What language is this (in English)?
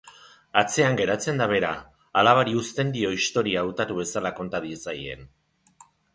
Basque